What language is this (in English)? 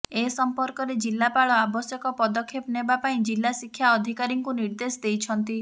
Odia